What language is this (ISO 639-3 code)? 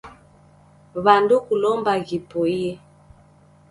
dav